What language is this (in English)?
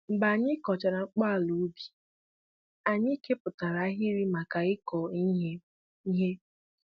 Igbo